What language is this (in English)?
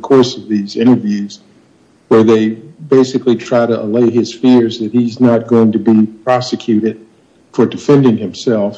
English